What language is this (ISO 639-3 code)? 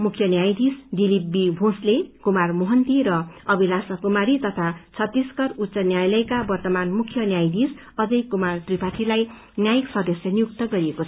nep